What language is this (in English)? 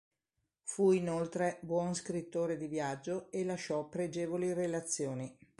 Italian